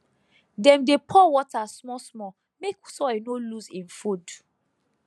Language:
Nigerian Pidgin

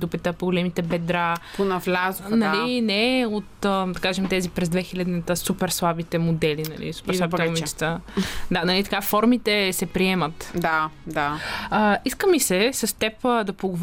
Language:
Bulgarian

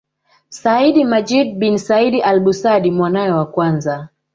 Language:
Swahili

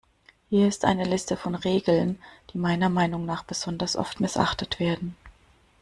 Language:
German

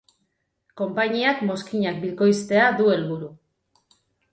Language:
Basque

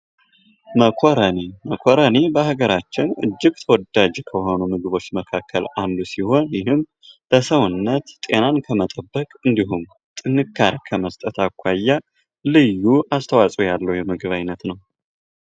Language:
Amharic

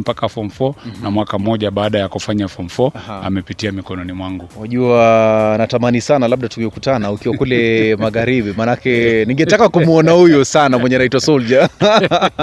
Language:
Swahili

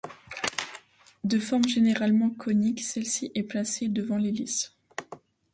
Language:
French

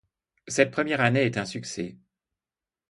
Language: French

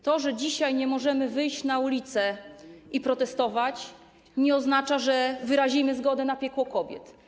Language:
Polish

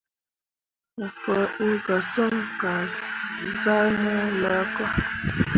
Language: Mundang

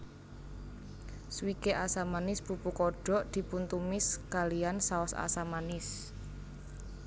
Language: Javanese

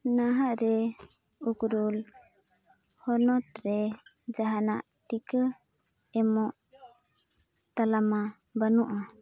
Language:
Santali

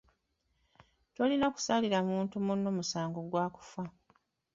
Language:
Ganda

